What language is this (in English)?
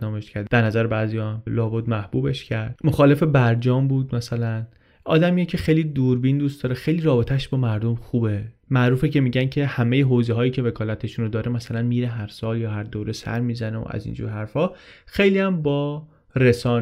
Persian